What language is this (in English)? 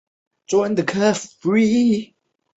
Chinese